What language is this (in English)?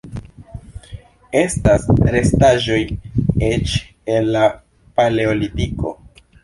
Esperanto